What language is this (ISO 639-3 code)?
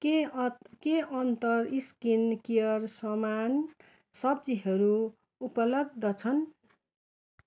nep